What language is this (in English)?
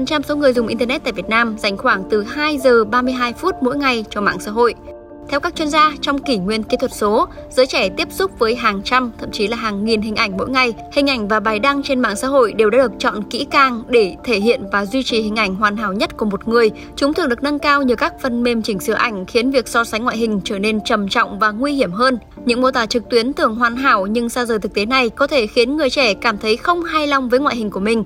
Vietnamese